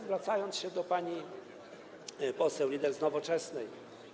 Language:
Polish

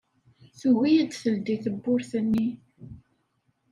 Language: Kabyle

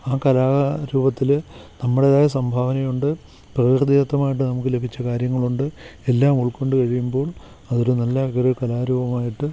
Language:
Malayalam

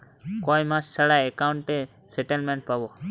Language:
Bangla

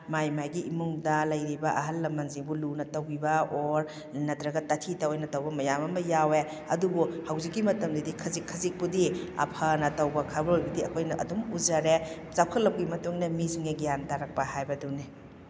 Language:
Manipuri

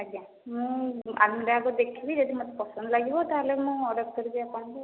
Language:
Odia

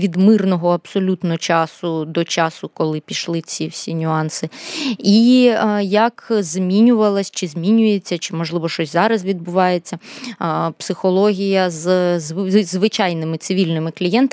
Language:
Ukrainian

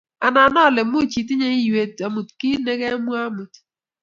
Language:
Kalenjin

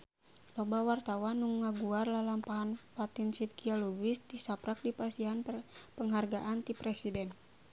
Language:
Sundanese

